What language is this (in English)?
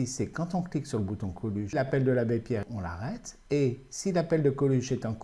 French